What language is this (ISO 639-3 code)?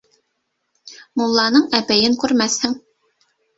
bak